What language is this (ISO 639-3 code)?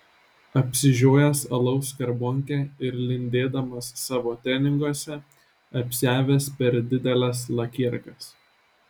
lit